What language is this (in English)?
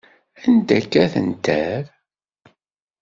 Kabyle